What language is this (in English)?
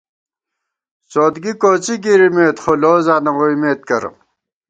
Gawar-Bati